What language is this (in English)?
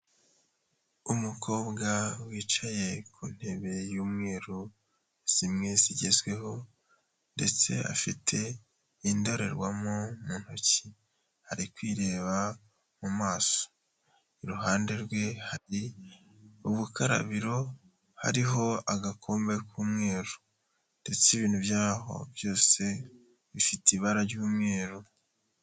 Kinyarwanda